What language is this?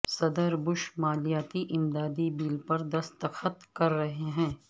Urdu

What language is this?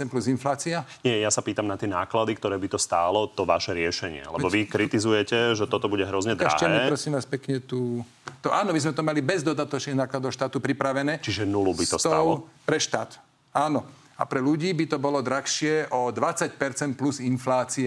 Slovak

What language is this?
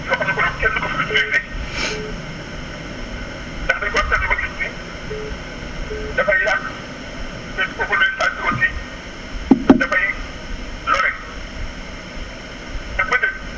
Wolof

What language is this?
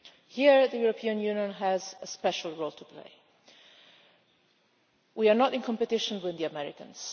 English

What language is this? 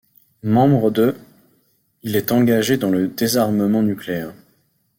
French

